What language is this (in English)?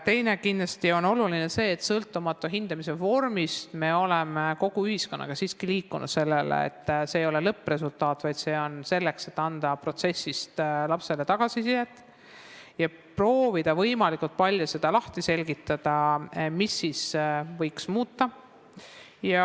Estonian